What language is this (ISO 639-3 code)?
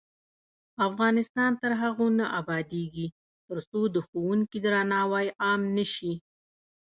pus